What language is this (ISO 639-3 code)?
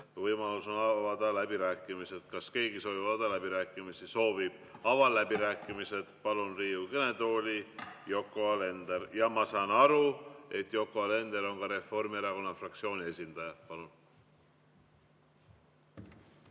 est